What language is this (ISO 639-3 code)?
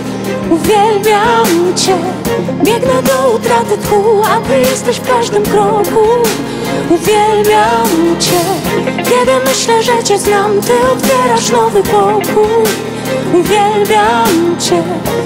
pol